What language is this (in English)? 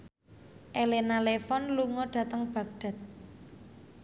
Javanese